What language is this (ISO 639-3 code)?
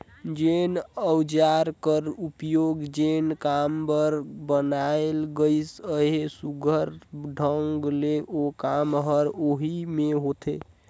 hne